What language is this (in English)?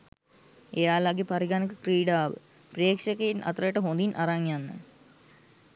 Sinhala